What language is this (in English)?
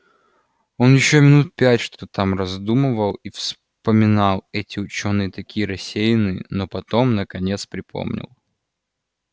Russian